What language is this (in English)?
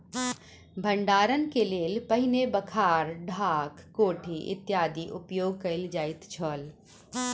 Maithili